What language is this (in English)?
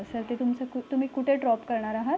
Marathi